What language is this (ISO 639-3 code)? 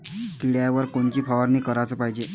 mar